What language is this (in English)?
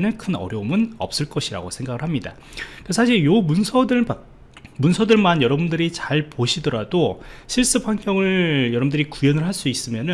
Korean